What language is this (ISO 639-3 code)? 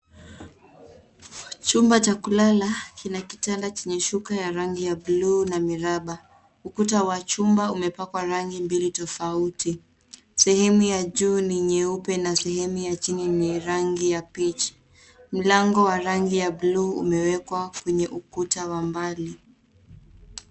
swa